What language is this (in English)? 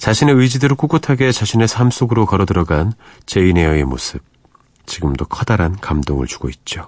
Korean